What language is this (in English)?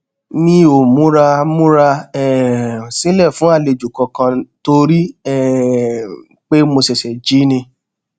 Yoruba